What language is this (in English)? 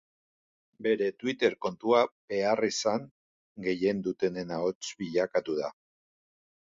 Basque